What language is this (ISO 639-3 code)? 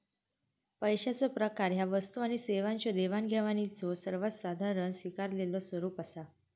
mar